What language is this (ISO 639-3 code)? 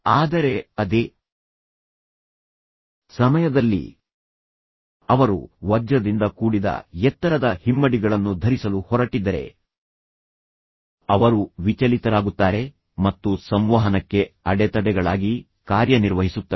kan